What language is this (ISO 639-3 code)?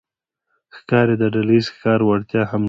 pus